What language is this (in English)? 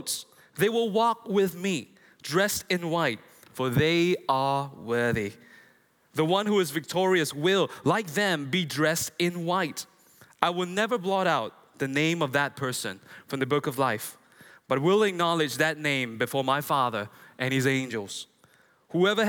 English